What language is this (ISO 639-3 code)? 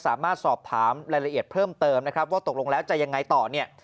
tha